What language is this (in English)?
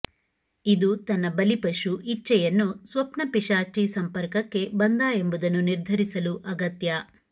Kannada